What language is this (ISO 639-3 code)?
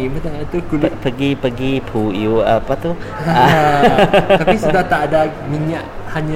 msa